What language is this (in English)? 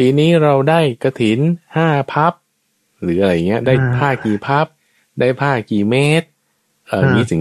Thai